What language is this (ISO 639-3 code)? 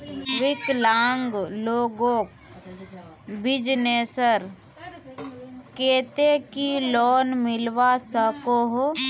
mag